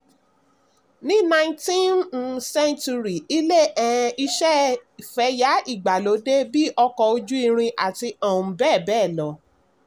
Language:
Yoruba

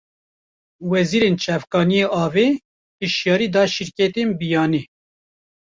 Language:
Kurdish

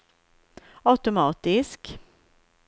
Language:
Swedish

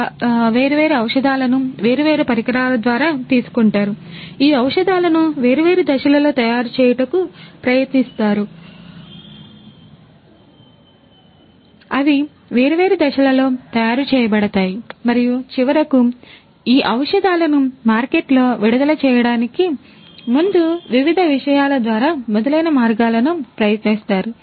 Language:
Telugu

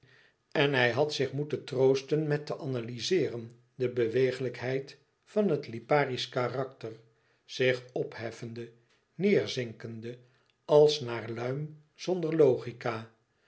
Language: Dutch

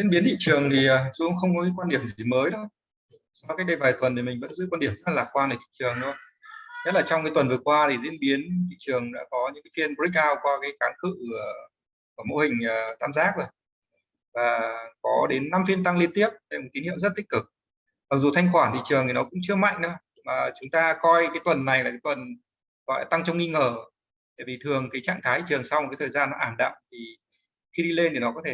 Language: Vietnamese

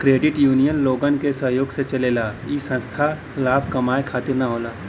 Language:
Bhojpuri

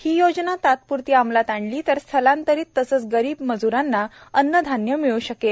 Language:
Marathi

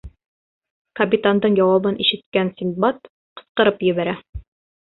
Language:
Bashkir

